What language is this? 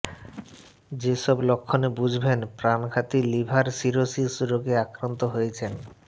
Bangla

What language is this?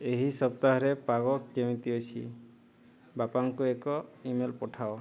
Odia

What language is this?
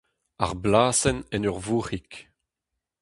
Breton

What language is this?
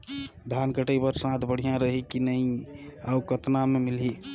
Chhattisgarhi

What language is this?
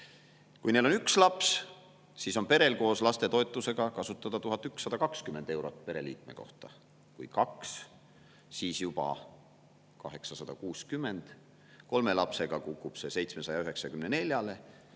Estonian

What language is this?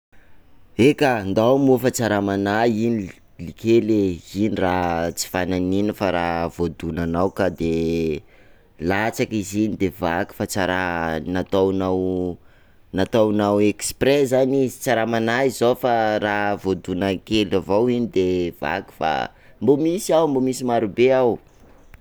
Sakalava Malagasy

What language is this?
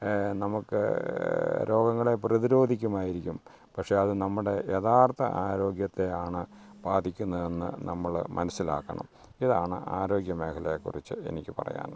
Malayalam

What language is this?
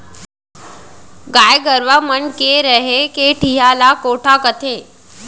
Chhattisgarhi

